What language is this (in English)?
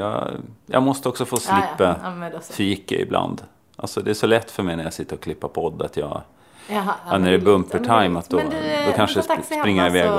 Swedish